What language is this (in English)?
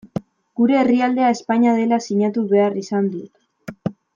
Basque